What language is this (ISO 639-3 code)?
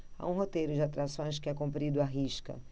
por